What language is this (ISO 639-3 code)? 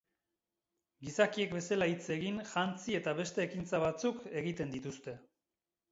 eus